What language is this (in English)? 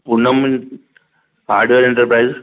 Sindhi